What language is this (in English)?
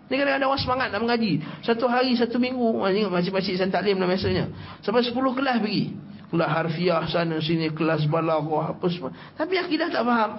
Malay